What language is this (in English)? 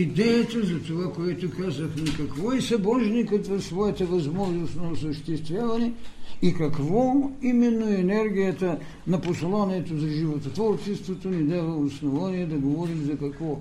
Bulgarian